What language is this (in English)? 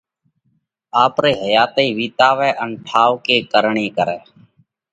Parkari Koli